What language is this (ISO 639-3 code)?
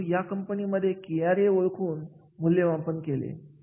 mar